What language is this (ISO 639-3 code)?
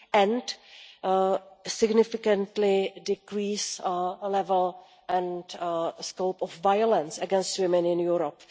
eng